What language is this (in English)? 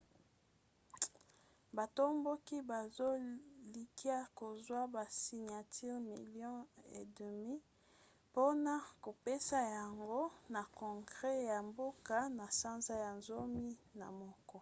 Lingala